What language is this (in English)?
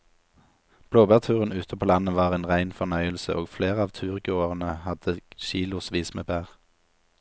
Norwegian